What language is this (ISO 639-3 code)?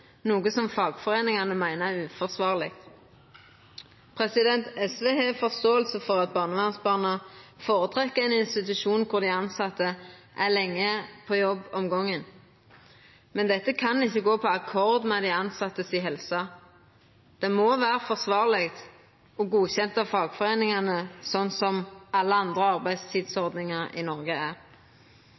nno